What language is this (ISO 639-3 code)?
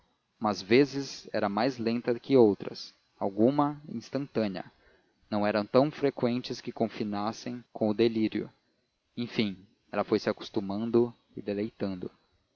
por